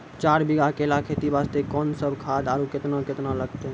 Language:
Maithili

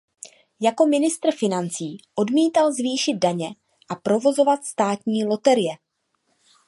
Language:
Czech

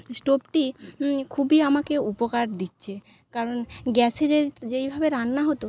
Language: Bangla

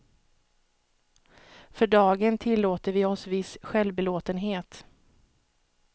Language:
Swedish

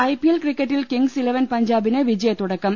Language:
Malayalam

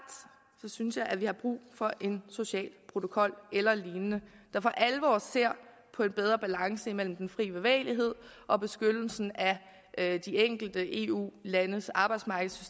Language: Danish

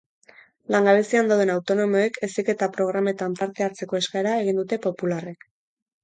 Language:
Basque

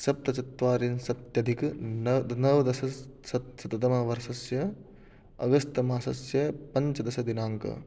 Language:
Sanskrit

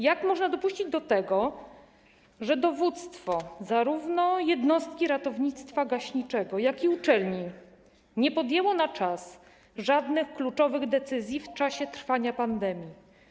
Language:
Polish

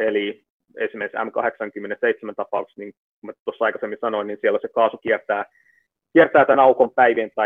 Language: Finnish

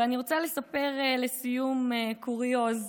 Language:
Hebrew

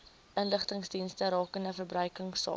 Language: Afrikaans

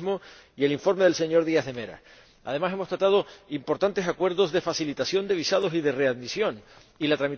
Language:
Spanish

